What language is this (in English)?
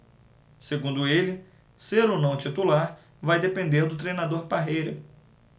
Portuguese